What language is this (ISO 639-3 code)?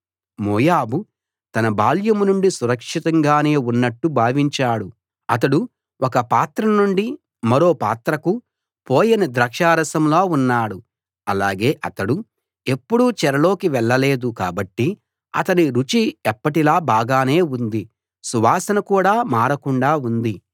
tel